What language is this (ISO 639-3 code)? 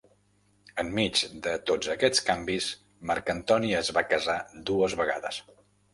cat